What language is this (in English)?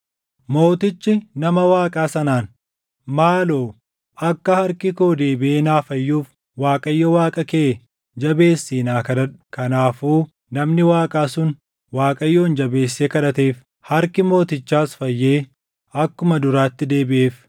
Oromo